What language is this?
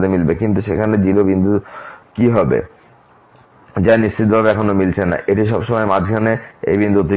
Bangla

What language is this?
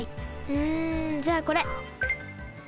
Japanese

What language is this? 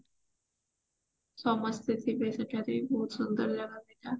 Odia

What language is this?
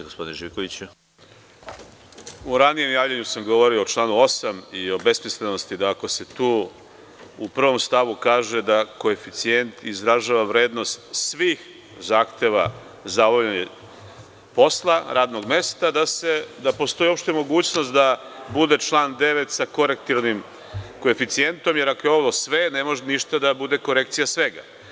Serbian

